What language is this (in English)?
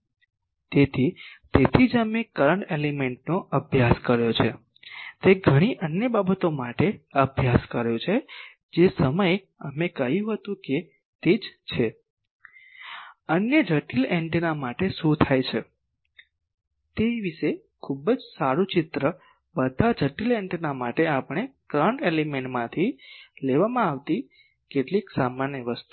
Gujarati